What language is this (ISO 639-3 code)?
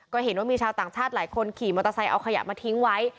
tha